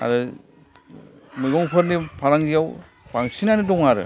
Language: Bodo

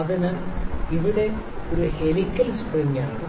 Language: Malayalam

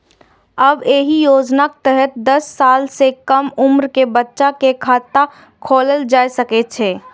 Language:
Maithili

